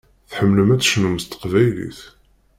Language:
Kabyle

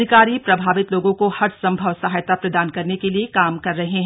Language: Hindi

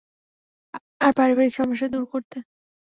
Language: Bangla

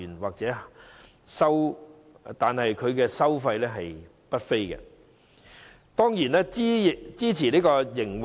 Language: Cantonese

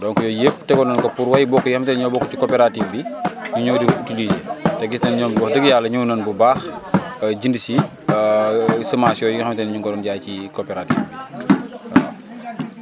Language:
Wolof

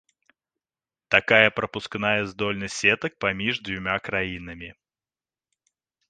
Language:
Belarusian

